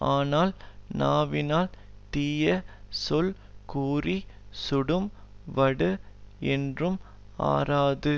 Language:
Tamil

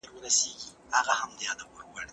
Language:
Pashto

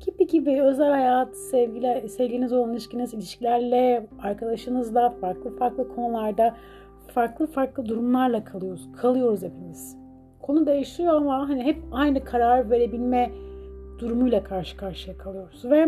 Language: Turkish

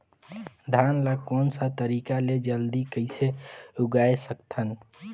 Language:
Chhattisgarhi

